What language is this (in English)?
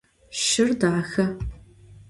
Adyghe